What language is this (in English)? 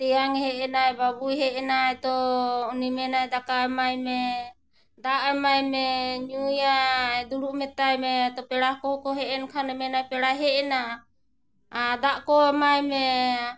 Santali